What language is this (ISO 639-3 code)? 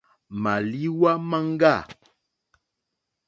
bri